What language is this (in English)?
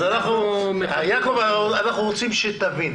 Hebrew